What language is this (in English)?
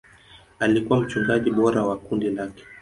Swahili